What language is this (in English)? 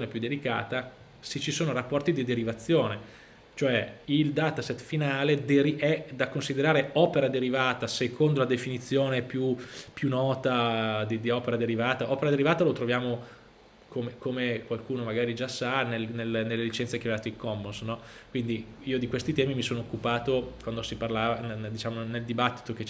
Italian